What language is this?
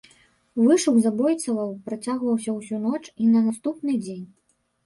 Belarusian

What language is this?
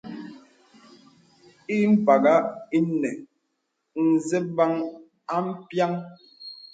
Bebele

